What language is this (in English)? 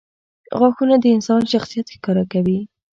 Pashto